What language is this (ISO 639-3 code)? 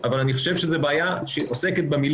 heb